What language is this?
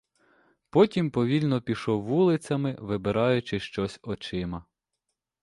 Ukrainian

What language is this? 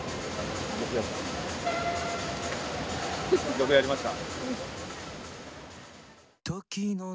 Japanese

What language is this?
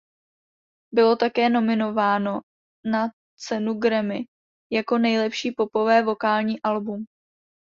Czech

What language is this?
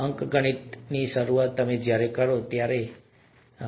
Gujarati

